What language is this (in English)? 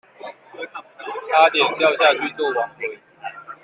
Chinese